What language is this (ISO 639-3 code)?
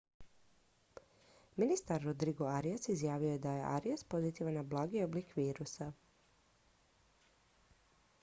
hrv